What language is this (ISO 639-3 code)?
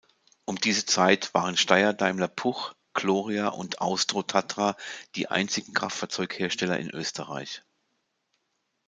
deu